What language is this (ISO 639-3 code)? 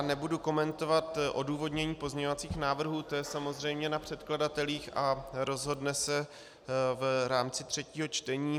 ces